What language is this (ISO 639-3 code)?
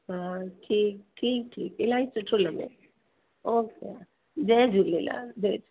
snd